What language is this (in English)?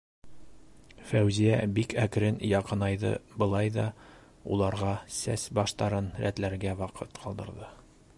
Bashkir